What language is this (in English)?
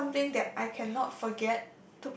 English